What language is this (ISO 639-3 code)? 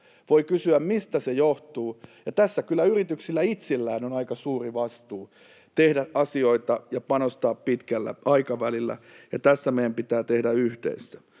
fin